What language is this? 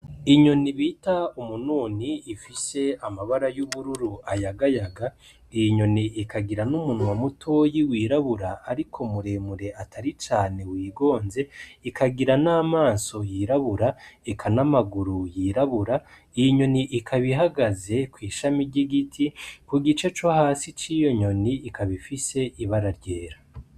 Rundi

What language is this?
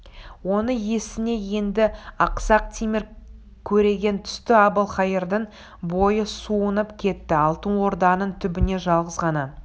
Kazakh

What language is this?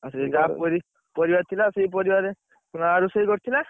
Odia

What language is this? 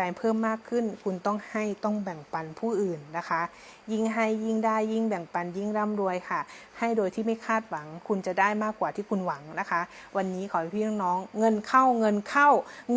Thai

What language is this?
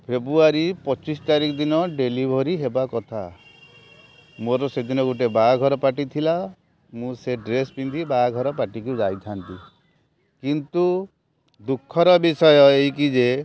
Odia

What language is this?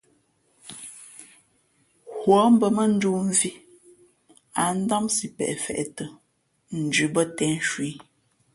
Fe'fe'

